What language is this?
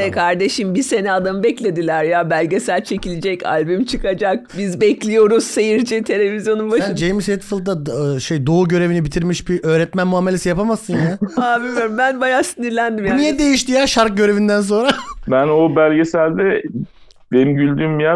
Turkish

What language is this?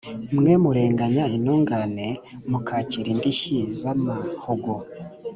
Kinyarwanda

